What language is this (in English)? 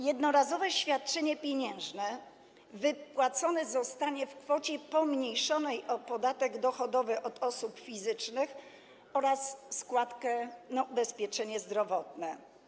Polish